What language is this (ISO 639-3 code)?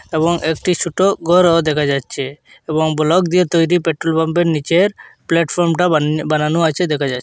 ben